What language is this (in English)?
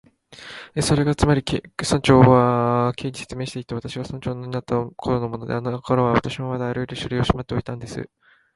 Japanese